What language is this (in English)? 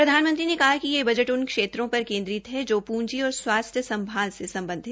Hindi